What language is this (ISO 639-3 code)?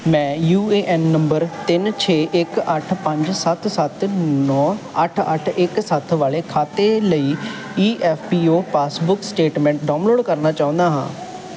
pan